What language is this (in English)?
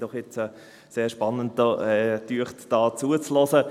Swiss German